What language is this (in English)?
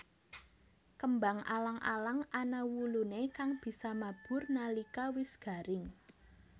Javanese